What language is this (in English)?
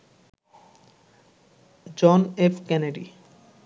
Bangla